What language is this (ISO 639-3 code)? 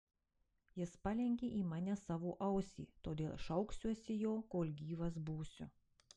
lit